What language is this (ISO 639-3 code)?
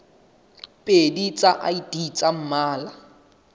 sot